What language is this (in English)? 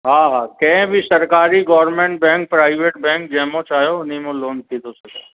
Sindhi